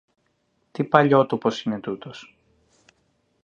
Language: Greek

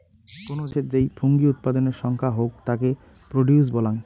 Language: Bangla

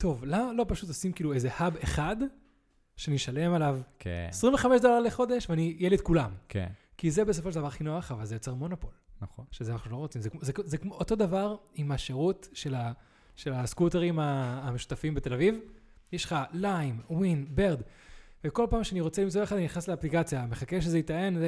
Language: Hebrew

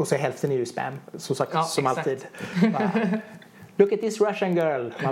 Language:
Swedish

